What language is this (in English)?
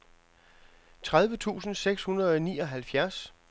Danish